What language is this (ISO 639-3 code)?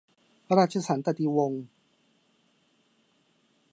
tha